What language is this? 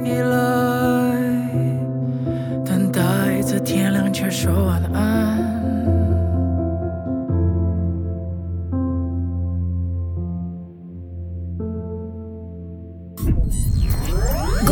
Chinese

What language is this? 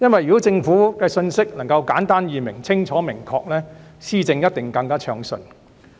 Cantonese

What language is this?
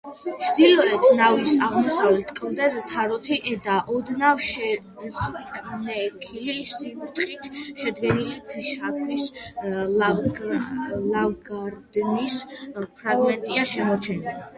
Georgian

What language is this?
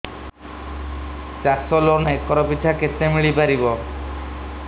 Odia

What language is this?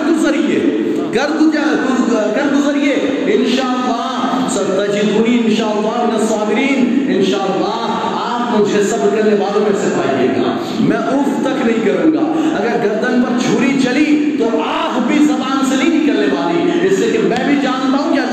Urdu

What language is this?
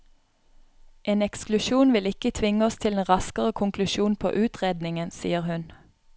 Norwegian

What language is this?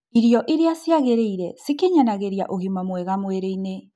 Kikuyu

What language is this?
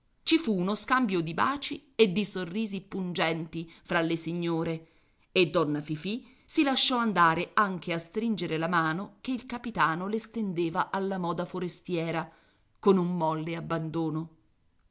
Italian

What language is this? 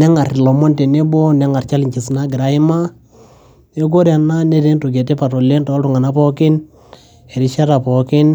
Masai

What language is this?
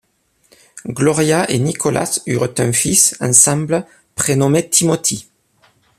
French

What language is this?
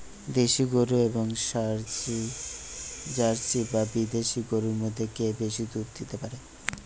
Bangla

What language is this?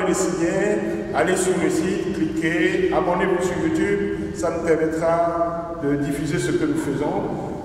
French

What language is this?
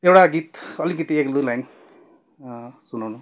Nepali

